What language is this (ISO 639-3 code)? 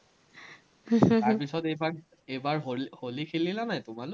asm